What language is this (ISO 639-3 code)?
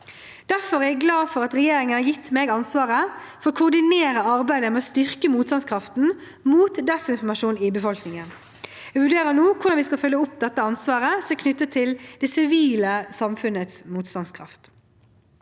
nor